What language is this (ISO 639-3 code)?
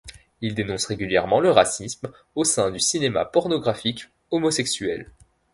fra